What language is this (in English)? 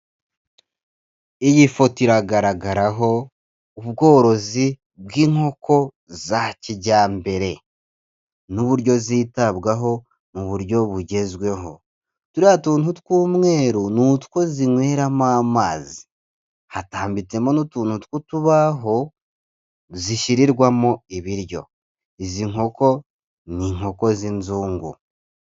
Kinyarwanda